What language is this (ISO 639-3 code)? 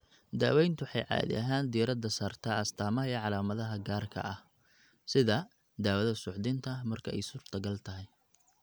som